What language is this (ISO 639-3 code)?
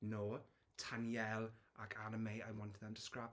cym